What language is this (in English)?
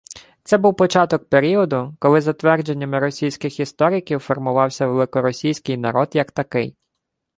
Ukrainian